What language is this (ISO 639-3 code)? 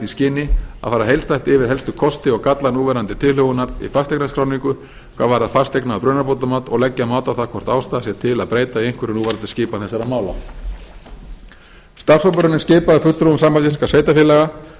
isl